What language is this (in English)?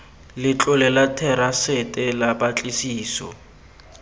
Tswana